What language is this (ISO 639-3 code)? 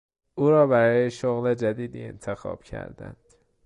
fas